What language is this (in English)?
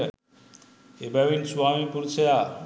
Sinhala